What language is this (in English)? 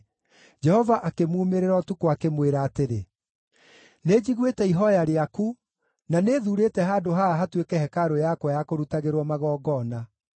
Kikuyu